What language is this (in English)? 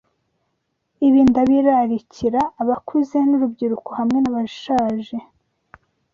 Kinyarwanda